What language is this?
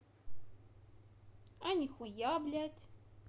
Russian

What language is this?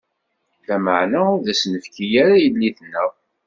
Kabyle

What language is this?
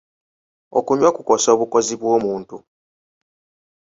Ganda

